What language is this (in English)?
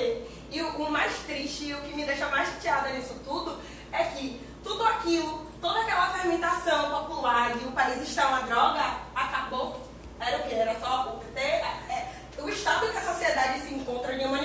Portuguese